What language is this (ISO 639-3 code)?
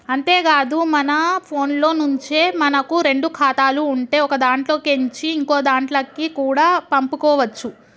tel